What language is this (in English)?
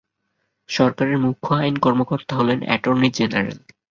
Bangla